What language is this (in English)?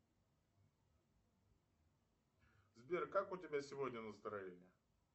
Russian